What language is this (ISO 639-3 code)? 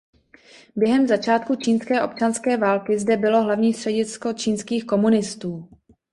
ces